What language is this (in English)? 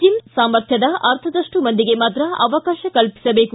Kannada